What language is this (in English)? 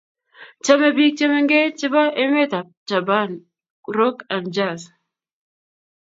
Kalenjin